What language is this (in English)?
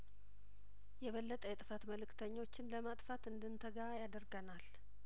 Amharic